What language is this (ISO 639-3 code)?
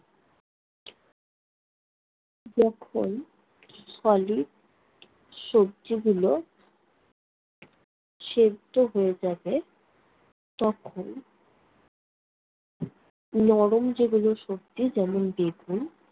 ben